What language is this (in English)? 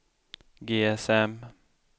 Swedish